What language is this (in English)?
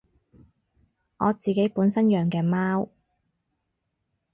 Cantonese